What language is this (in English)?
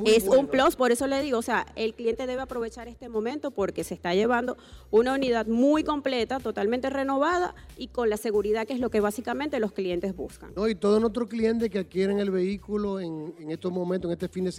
Spanish